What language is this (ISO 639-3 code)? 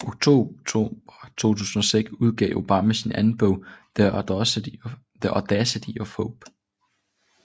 dan